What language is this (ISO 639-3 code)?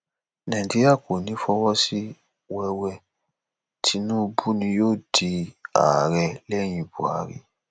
yor